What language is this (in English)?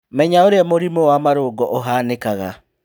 Kikuyu